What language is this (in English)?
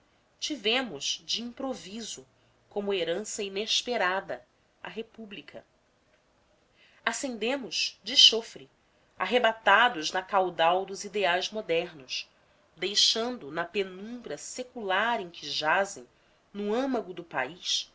Portuguese